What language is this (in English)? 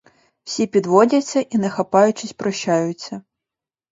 Ukrainian